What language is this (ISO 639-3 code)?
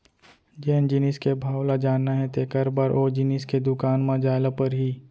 hne